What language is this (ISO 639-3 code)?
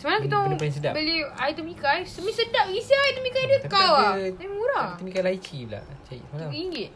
msa